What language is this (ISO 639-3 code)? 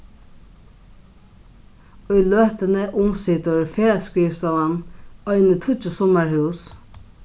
fao